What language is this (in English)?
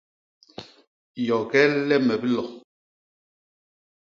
Basaa